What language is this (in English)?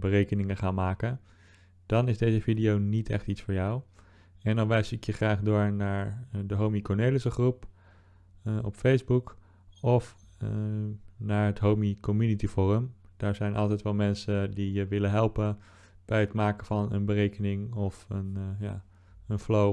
Dutch